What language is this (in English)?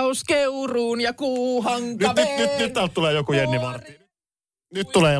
Finnish